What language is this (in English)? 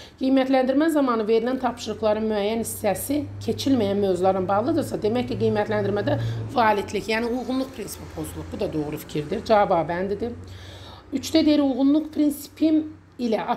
Turkish